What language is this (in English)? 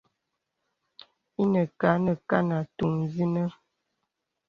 Bebele